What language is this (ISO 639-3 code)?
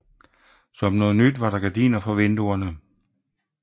dan